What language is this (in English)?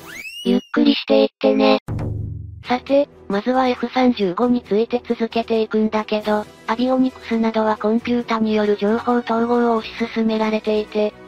Japanese